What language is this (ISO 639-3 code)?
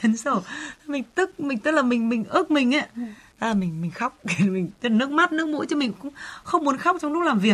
vie